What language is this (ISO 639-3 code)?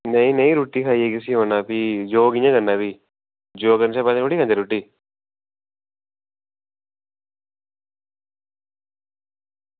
doi